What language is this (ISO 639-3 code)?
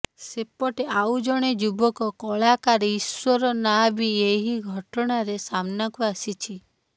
ori